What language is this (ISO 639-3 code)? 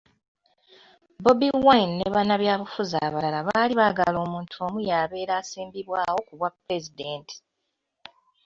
lug